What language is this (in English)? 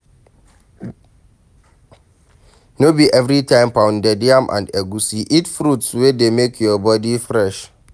Nigerian Pidgin